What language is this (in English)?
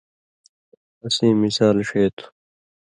Indus Kohistani